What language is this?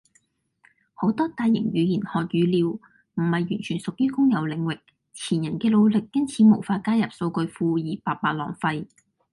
Cantonese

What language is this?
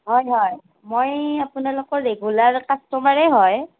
Assamese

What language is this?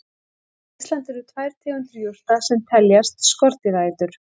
Icelandic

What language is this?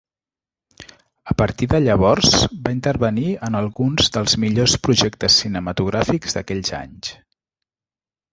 Catalan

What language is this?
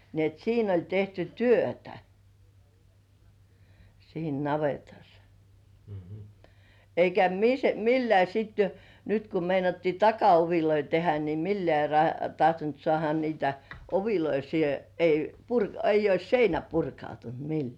Finnish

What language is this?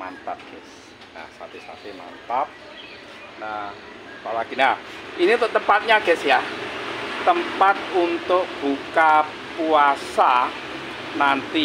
Indonesian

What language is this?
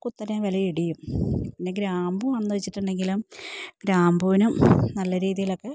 Malayalam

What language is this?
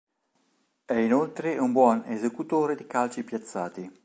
Italian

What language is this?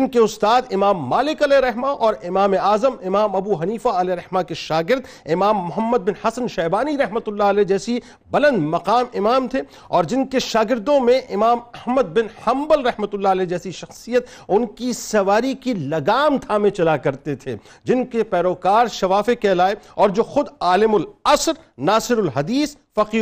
Urdu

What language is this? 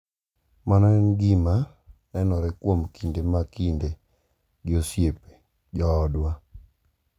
Luo (Kenya and Tanzania)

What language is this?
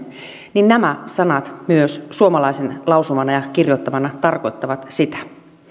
Finnish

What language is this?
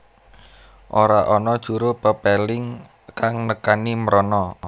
Javanese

